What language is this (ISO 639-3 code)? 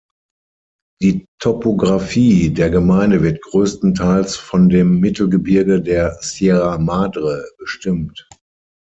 deu